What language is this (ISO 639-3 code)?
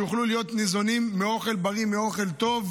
heb